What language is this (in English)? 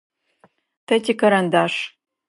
Adyghe